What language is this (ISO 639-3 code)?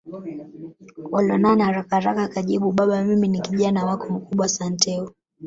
swa